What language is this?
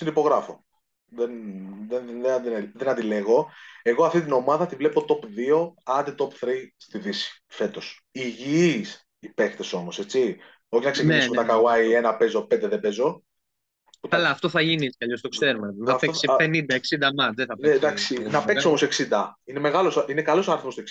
Greek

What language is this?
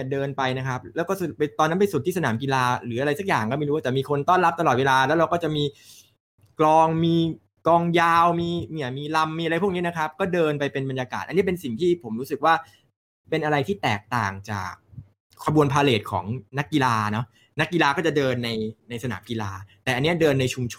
Thai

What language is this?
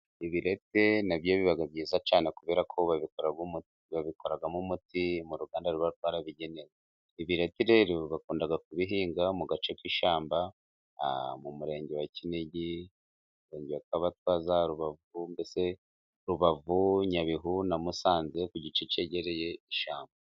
Kinyarwanda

